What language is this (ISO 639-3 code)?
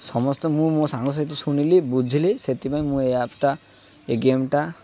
ori